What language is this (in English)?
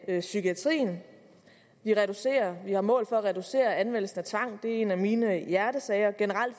Danish